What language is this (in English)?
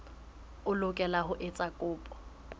Southern Sotho